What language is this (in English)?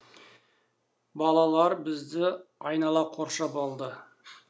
Kazakh